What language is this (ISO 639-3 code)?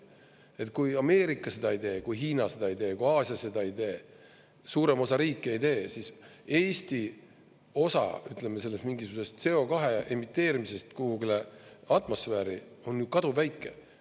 est